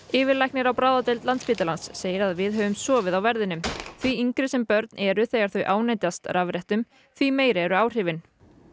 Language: Icelandic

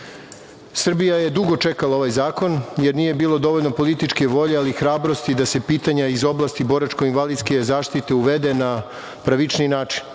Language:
Serbian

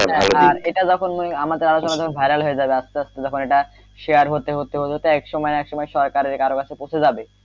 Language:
Bangla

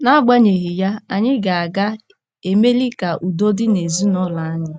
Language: Igbo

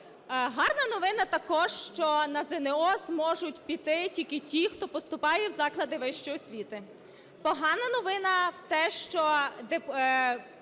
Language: Ukrainian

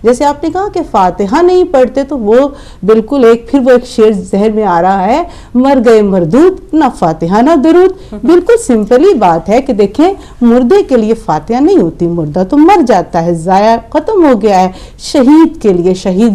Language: Hindi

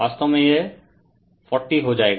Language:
Hindi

